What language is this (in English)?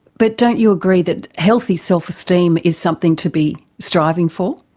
English